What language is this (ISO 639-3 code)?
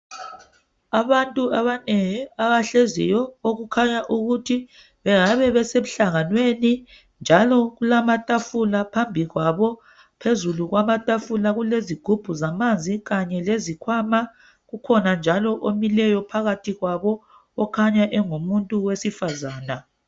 nde